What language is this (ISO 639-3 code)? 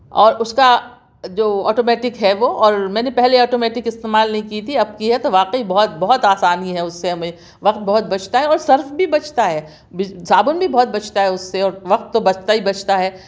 urd